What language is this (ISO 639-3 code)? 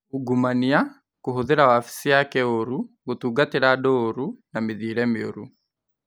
kik